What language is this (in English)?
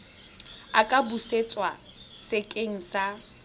Tswana